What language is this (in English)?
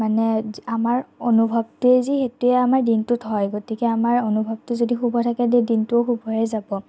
Assamese